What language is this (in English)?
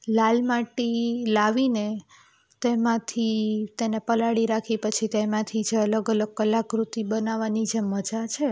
Gujarati